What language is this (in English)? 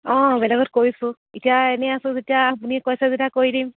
Assamese